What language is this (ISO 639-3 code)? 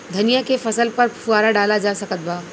bho